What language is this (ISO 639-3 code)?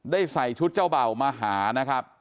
tha